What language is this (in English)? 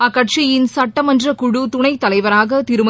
Tamil